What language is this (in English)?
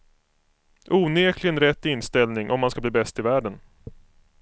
Swedish